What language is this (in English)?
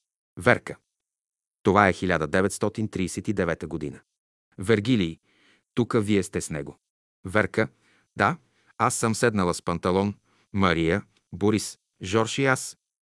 Bulgarian